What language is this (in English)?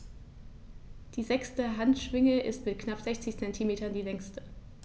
German